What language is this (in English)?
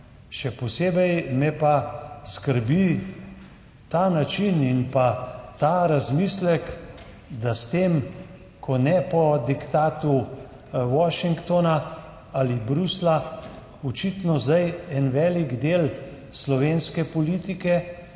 Slovenian